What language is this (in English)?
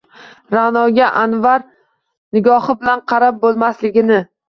Uzbek